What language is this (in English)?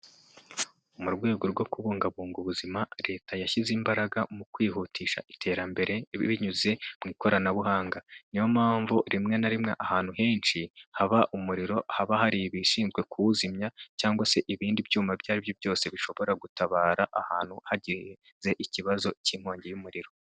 Kinyarwanda